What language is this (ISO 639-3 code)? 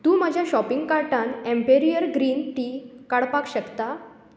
kok